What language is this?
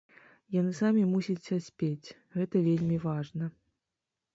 Belarusian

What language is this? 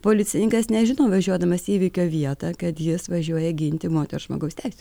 Lithuanian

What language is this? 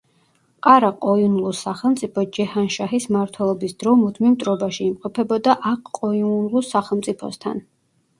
Georgian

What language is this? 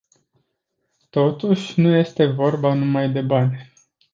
Romanian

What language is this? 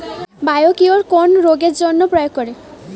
Bangla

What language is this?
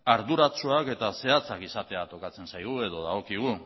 Basque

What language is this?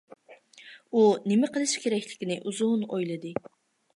Uyghur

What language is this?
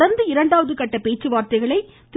Tamil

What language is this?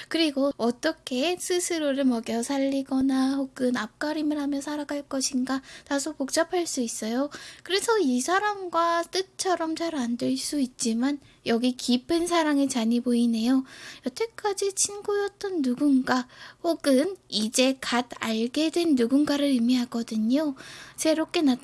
Korean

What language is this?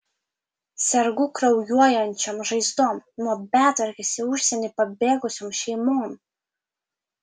Lithuanian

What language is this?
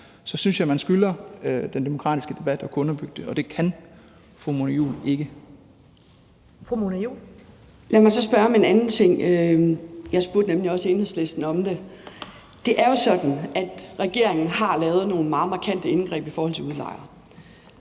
Danish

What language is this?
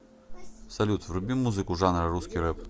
Russian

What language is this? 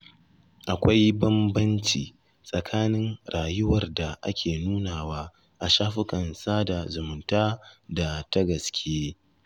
Hausa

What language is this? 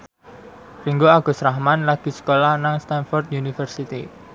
Javanese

